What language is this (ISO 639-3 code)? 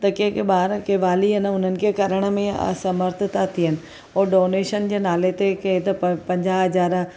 snd